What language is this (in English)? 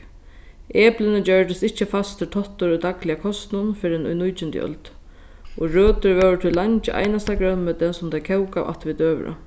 Faroese